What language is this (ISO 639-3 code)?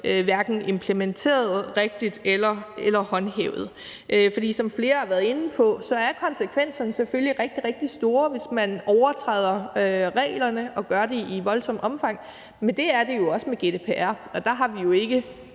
dan